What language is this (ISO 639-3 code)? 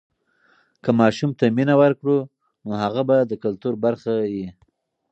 pus